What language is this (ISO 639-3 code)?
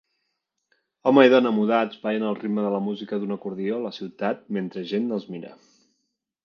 cat